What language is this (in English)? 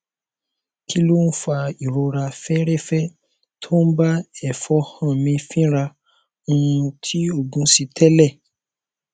Yoruba